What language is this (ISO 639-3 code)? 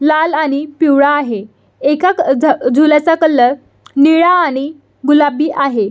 mar